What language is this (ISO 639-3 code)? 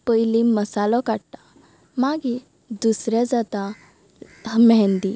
kok